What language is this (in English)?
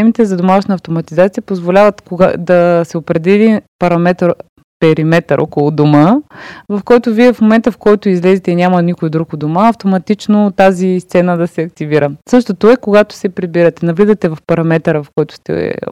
Bulgarian